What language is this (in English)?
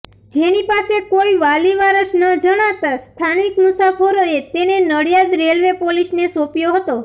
Gujarati